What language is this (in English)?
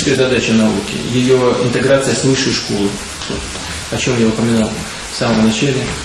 Russian